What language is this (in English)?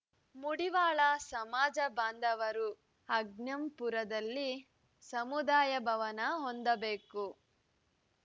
Kannada